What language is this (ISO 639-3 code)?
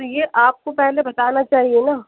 urd